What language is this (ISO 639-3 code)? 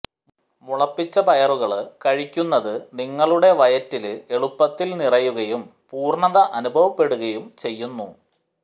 mal